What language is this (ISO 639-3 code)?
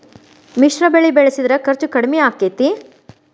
kan